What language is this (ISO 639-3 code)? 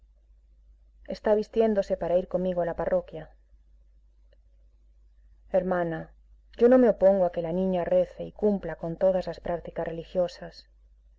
spa